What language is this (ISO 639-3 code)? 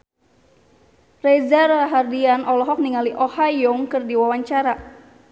sun